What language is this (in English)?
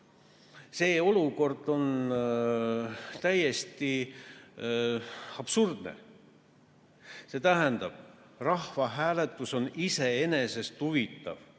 Estonian